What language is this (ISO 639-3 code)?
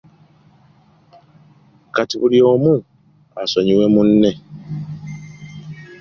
lug